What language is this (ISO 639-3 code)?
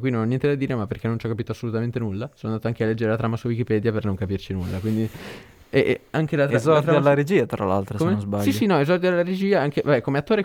ita